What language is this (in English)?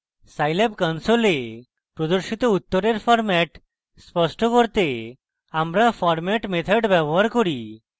Bangla